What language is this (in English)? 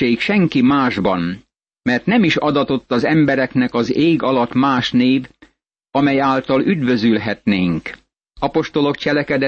Hungarian